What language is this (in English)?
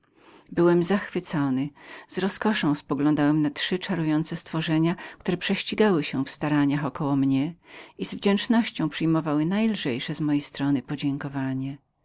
Polish